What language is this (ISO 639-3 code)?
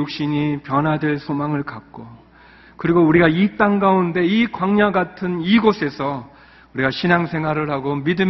kor